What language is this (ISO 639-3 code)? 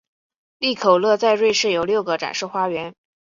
zho